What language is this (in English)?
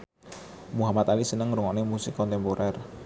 Javanese